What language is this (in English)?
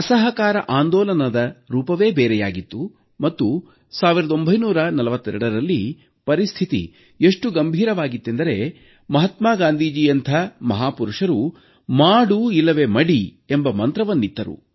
Kannada